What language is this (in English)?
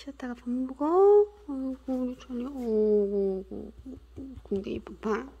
Korean